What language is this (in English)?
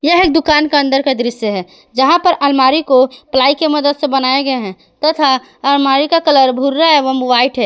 Hindi